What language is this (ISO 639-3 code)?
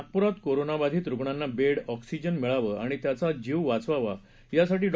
mar